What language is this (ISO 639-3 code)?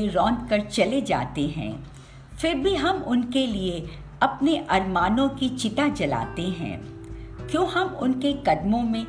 hin